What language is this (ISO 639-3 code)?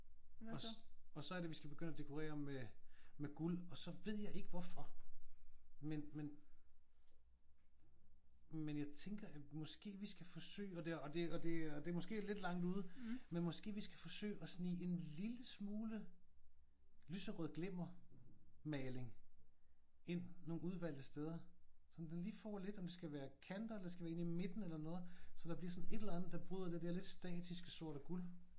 dan